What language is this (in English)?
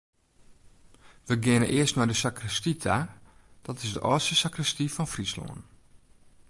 Western Frisian